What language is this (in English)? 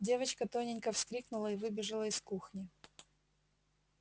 Russian